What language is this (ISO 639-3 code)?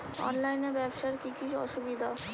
ben